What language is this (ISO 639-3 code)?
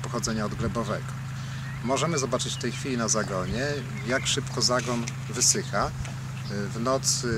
pol